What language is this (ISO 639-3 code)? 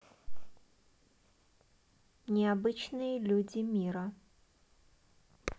rus